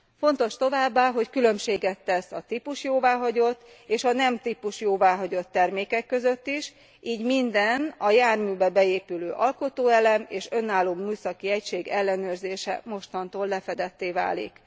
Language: Hungarian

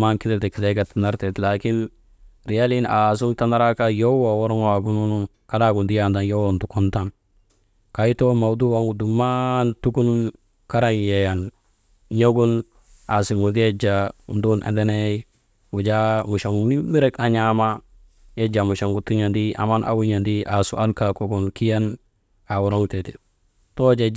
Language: Maba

